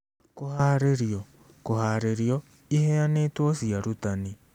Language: Kikuyu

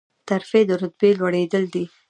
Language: Pashto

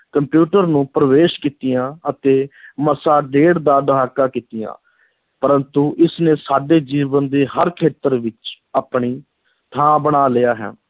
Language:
Punjabi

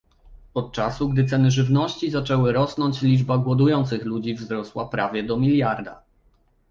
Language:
Polish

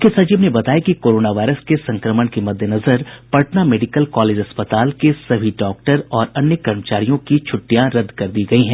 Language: Hindi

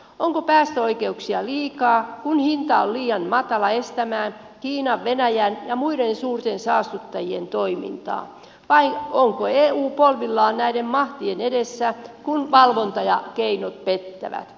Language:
Finnish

